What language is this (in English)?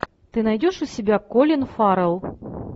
Russian